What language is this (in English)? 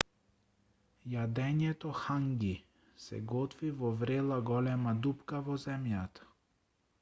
Macedonian